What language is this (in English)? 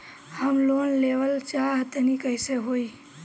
Bhojpuri